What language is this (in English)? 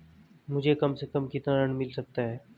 Hindi